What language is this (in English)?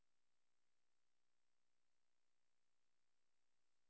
Swedish